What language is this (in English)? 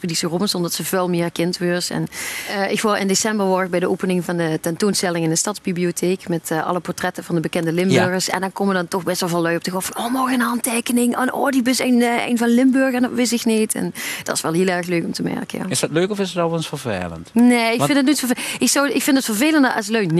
Dutch